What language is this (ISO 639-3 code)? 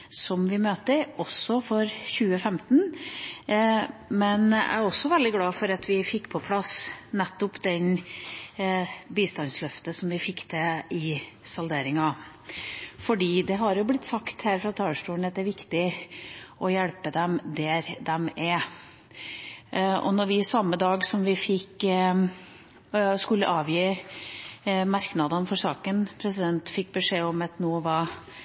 nob